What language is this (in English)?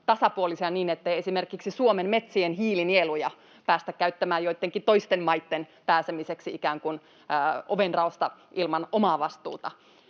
Finnish